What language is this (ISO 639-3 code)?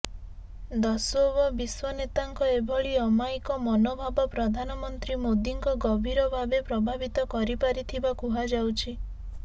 ori